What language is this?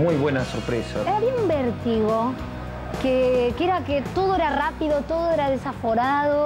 Spanish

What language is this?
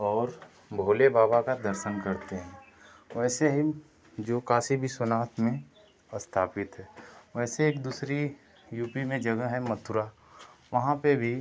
Hindi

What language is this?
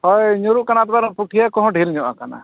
Santali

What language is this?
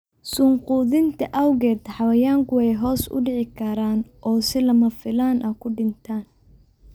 Somali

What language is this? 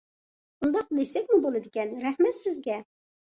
Uyghur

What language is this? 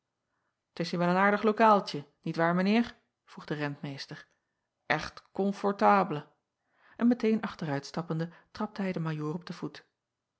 Dutch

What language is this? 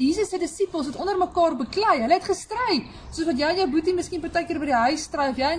Dutch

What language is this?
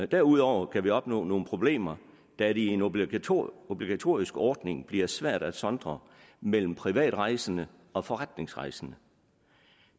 Danish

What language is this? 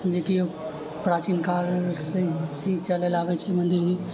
Maithili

